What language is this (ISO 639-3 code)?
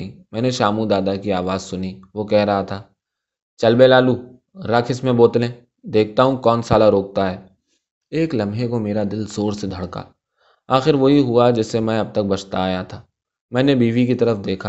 urd